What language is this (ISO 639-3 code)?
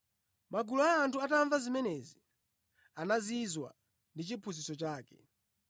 nya